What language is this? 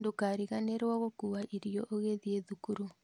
Kikuyu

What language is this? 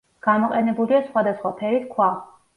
Georgian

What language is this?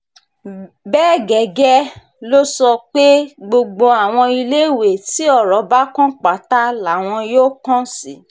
Yoruba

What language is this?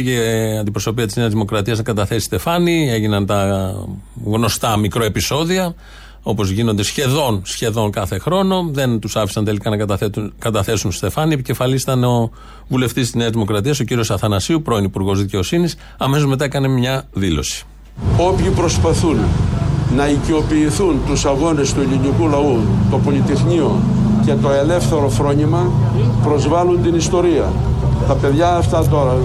Greek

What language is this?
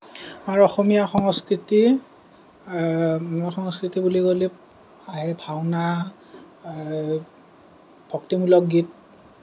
Assamese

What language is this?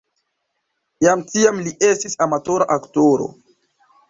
Esperanto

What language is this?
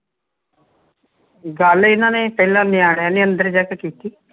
Punjabi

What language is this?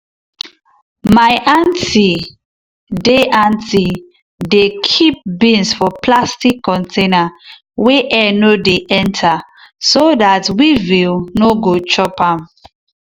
Nigerian Pidgin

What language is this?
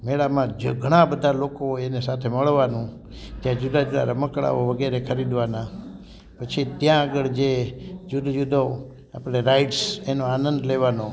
Gujarati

